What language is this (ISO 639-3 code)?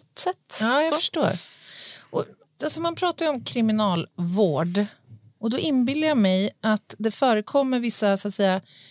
swe